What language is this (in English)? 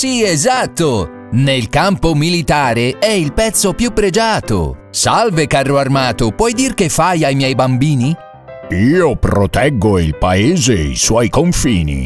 Italian